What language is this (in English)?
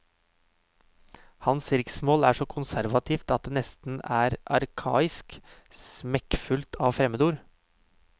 Norwegian